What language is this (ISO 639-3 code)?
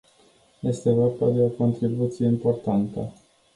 ron